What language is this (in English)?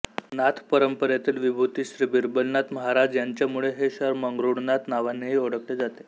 Marathi